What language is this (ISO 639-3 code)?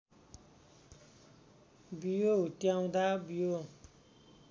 nep